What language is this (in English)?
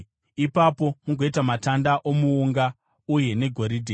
Shona